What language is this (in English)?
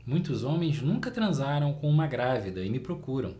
Portuguese